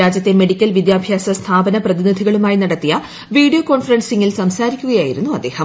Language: Malayalam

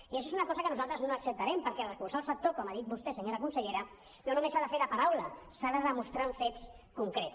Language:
Catalan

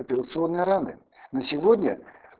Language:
Russian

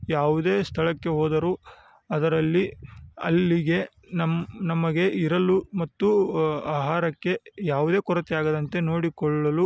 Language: Kannada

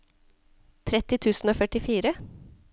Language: Norwegian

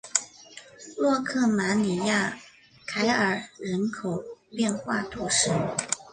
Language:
Chinese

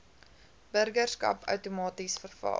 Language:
Afrikaans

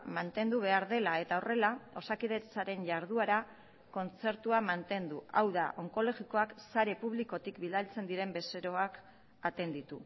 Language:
Basque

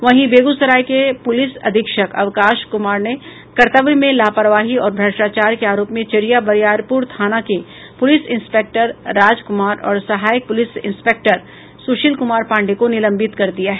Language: Hindi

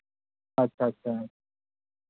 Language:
Santali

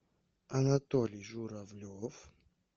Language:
Russian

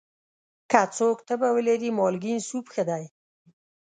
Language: Pashto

